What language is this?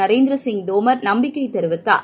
Tamil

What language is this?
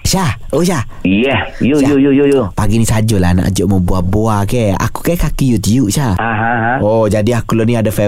Malay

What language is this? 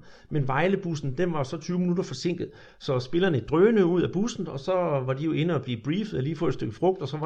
Danish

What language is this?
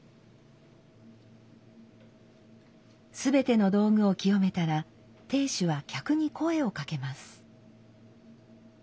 Japanese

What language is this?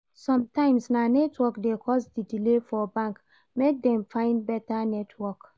Nigerian Pidgin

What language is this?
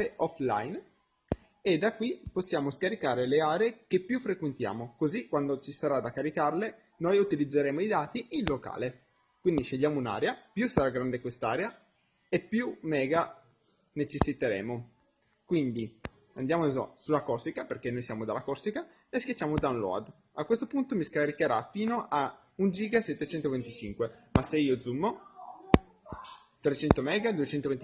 Italian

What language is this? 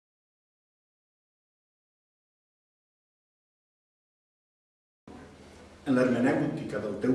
Catalan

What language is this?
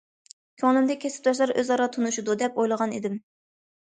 Uyghur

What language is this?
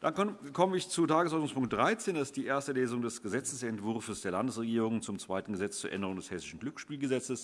German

